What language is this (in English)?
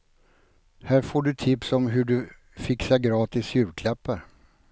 Swedish